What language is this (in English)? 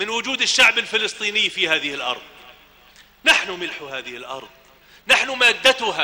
Arabic